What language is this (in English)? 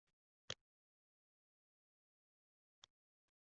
Uzbek